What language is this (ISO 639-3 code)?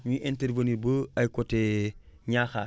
wol